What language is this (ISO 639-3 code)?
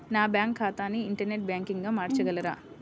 tel